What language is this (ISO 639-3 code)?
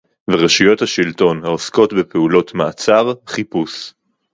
heb